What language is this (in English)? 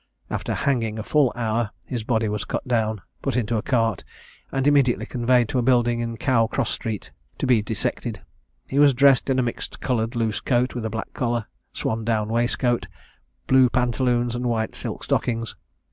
English